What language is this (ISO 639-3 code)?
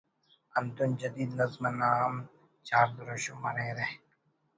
brh